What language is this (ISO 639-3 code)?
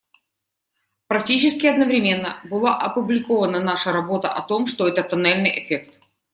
rus